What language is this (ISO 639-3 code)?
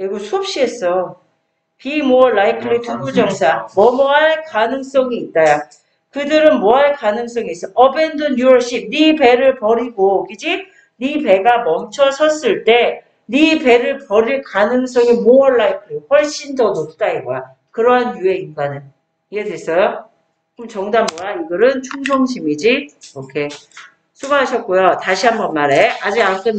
kor